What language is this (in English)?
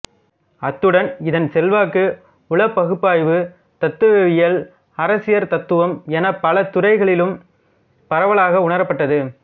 Tamil